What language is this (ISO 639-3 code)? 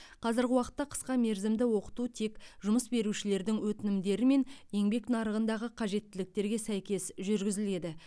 kaz